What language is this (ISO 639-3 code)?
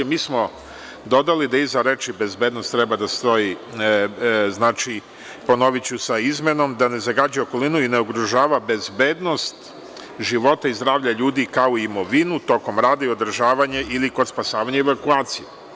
srp